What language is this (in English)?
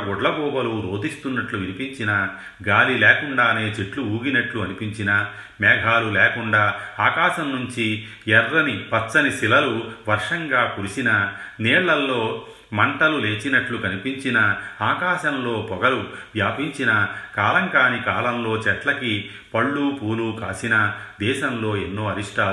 Telugu